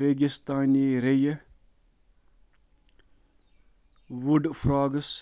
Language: Kashmiri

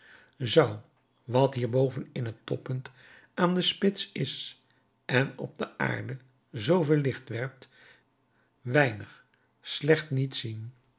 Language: Dutch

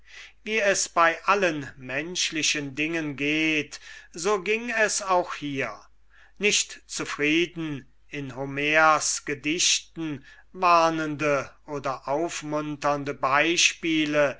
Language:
German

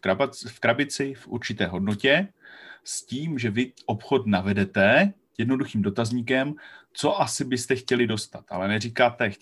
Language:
Czech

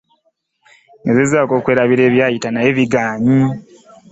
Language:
Ganda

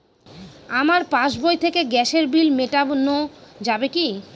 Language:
Bangla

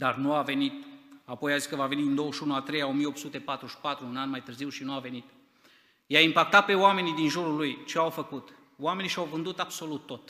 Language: Romanian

